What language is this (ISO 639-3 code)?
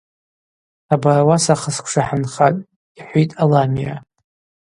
abq